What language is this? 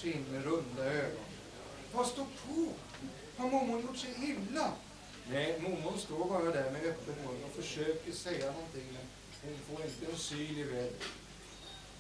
Swedish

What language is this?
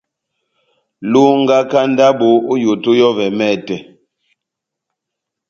Batanga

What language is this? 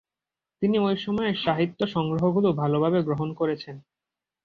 Bangla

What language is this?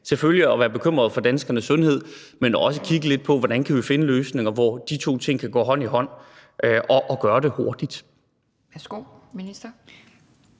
Danish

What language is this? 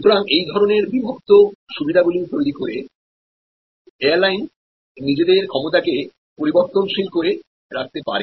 Bangla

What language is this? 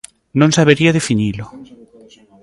Galician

